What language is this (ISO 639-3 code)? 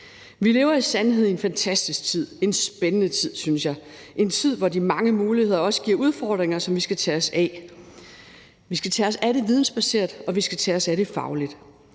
dan